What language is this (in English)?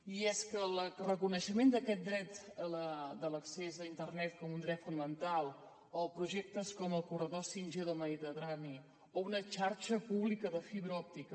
Catalan